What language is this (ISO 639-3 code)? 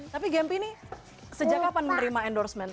ind